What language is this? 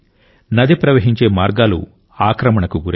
Telugu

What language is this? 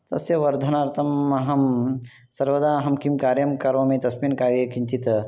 Sanskrit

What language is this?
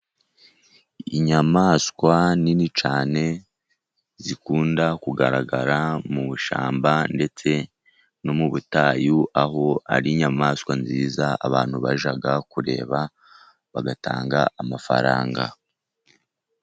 Kinyarwanda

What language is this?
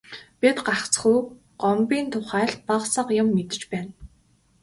Mongolian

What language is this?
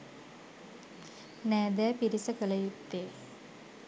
Sinhala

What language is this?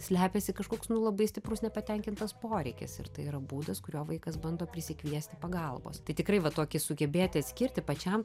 Lithuanian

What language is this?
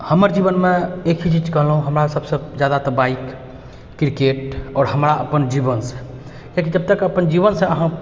Maithili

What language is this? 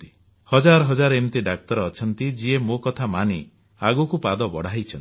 Odia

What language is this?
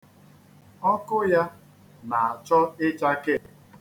Igbo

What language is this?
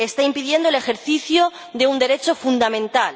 Spanish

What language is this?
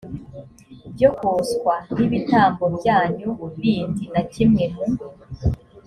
Kinyarwanda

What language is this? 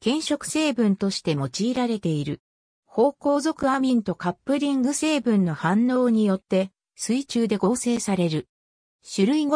Japanese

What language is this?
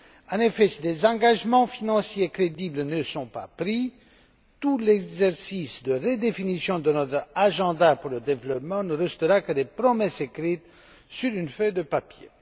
French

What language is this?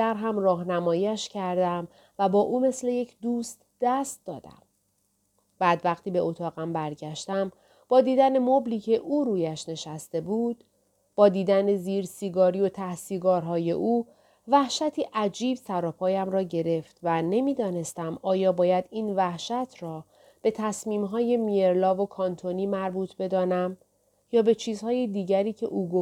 Persian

